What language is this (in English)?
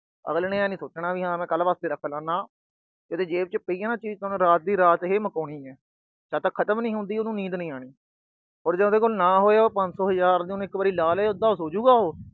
Punjabi